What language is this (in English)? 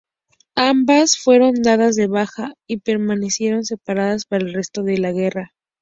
Spanish